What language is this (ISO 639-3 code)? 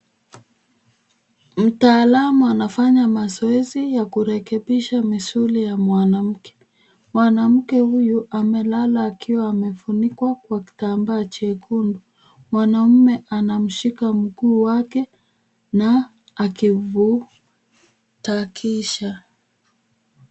swa